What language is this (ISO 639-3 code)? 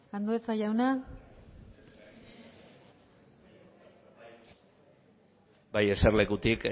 eus